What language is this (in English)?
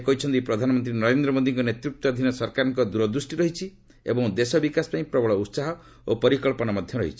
Odia